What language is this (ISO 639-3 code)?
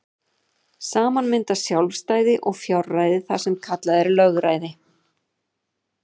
isl